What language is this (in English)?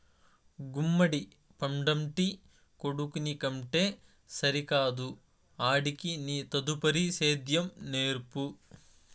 Telugu